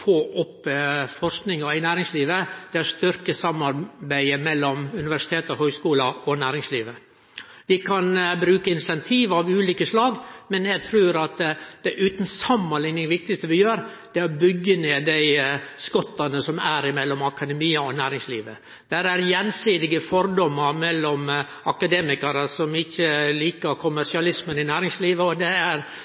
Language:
Norwegian Nynorsk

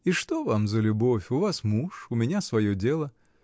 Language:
Russian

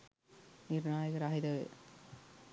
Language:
Sinhala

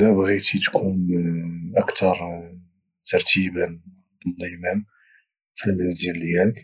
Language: Moroccan Arabic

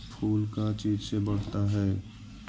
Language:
Magahi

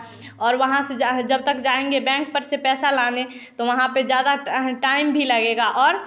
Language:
Hindi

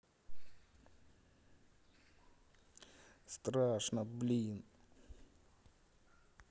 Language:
Russian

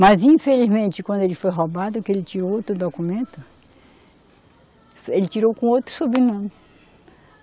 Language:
Portuguese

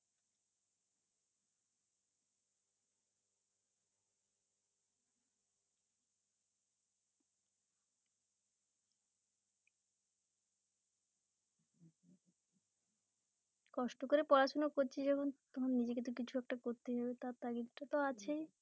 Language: Bangla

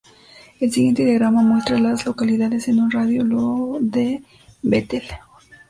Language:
Spanish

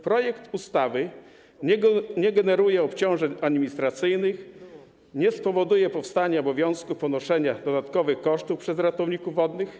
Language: Polish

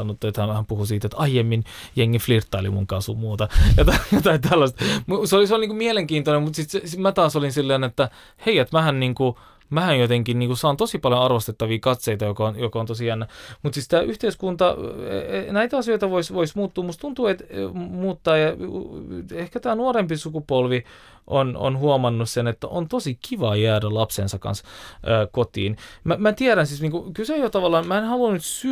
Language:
Finnish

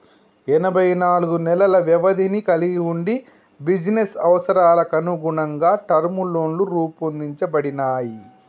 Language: Telugu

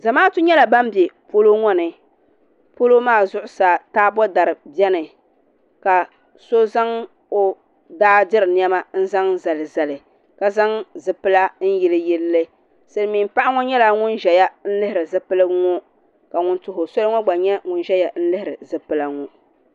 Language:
Dagbani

